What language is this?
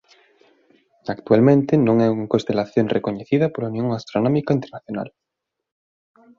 Galician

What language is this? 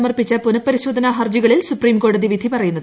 Malayalam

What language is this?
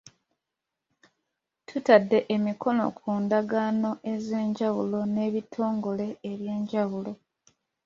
Ganda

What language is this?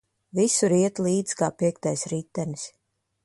Latvian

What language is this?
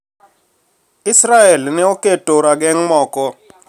Luo (Kenya and Tanzania)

